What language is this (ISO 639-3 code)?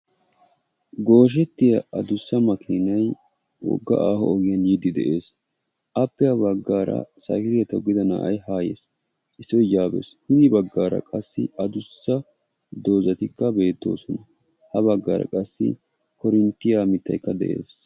wal